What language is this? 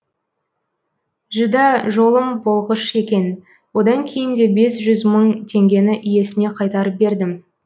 Kazakh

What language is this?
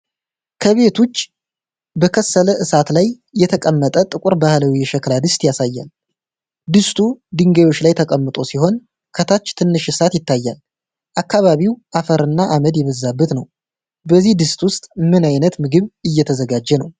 Amharic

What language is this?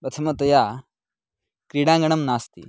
Sanskrit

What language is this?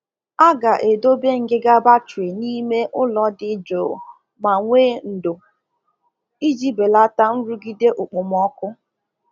Igbo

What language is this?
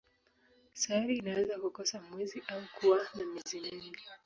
Swahili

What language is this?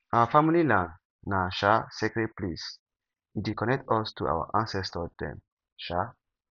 Nigerian Pidgin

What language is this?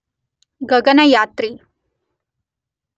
Kannada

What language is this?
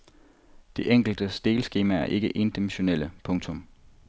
Danish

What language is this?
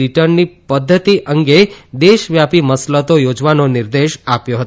Gujarati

